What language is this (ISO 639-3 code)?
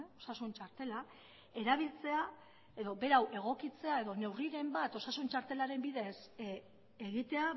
eus